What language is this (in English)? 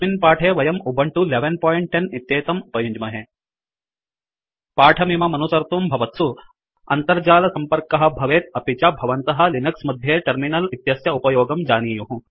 Sanskrit